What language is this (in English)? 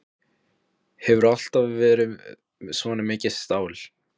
Icelandic